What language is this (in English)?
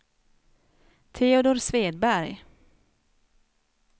Swedish